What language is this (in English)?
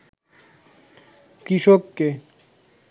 Bangla